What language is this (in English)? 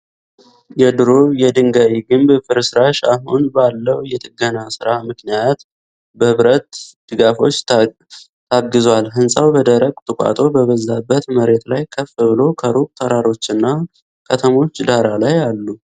Amharic